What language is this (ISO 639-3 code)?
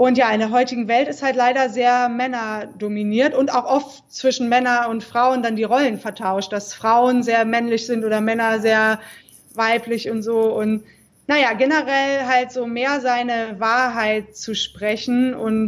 deu